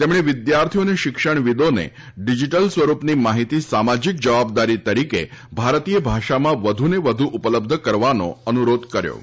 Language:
Gujarati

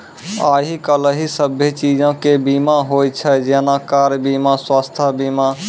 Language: Maithili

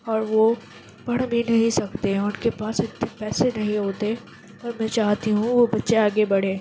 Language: Urdu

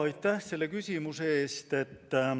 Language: Estonian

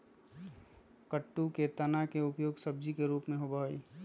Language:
Magahi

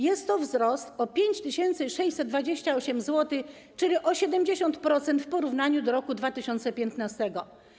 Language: Polish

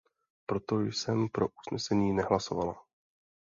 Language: Czech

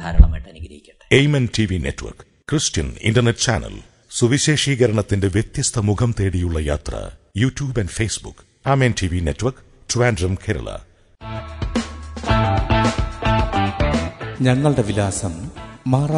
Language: Malayalam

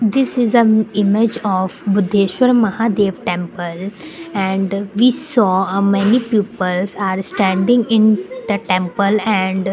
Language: English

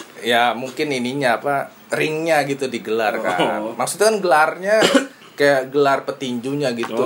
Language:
Indonesian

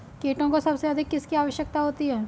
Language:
Hindi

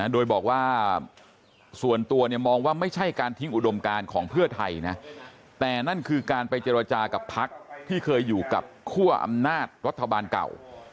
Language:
Thai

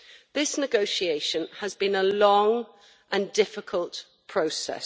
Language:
English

